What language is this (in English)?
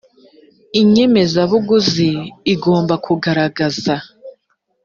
Kinyarwanda